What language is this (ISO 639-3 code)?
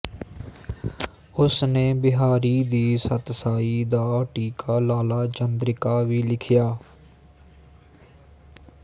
pan